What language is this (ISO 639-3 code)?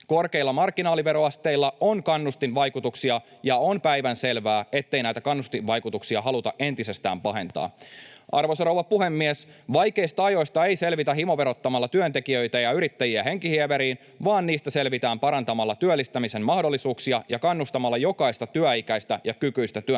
fin